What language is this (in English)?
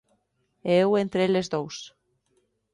Galician